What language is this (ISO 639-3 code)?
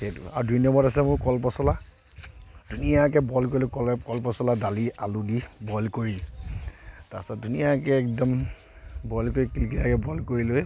asm